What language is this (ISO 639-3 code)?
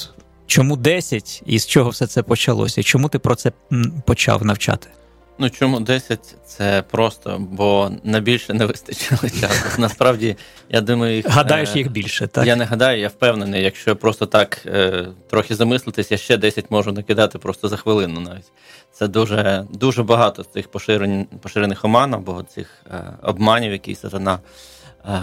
ukr